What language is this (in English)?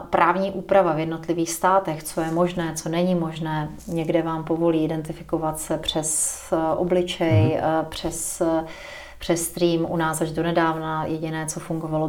Czech